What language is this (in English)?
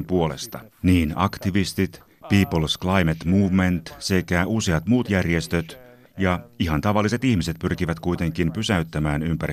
Finnish